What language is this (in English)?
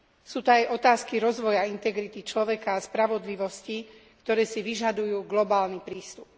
Slovak